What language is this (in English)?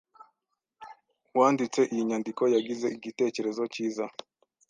Kinyarwanda